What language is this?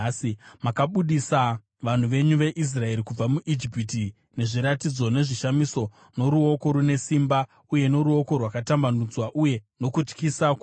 Shona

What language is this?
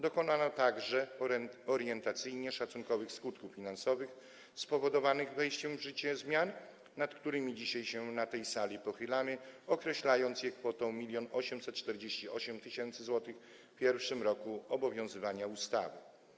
Polish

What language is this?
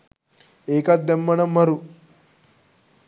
Sinhala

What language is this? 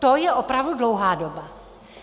Czech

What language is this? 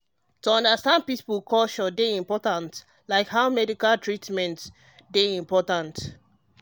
Nigerian Pidgin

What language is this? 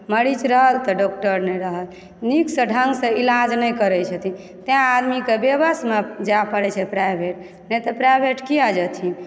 Maithili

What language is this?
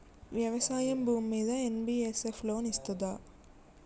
Telugu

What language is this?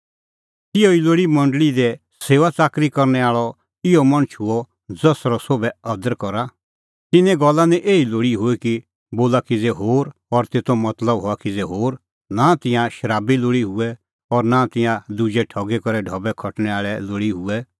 Kullu Pahari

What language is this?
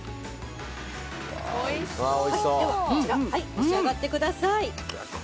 Japanese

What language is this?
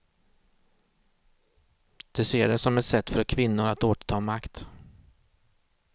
Swedish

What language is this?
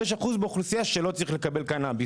Hebrew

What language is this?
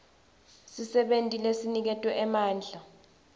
Swati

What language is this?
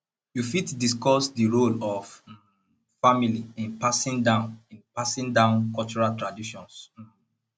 Nigerian Pidgin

